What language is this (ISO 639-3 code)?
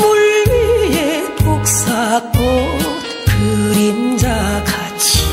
kor